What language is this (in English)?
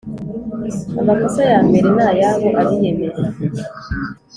Kinyarwanda